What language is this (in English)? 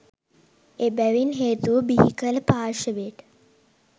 Sinhala